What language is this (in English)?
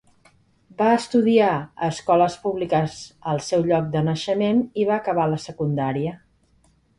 Catalan